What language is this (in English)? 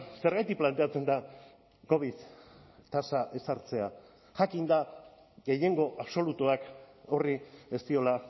Basque